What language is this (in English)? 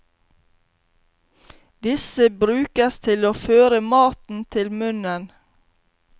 Norwegian